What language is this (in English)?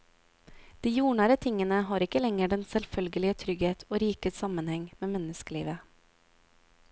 Norwegian